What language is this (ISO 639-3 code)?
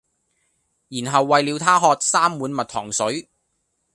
yue